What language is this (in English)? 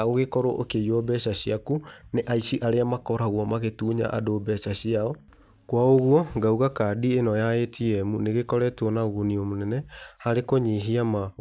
Kikuyu